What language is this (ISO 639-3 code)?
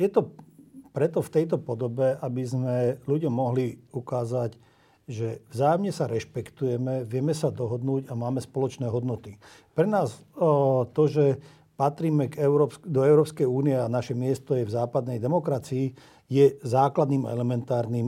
slk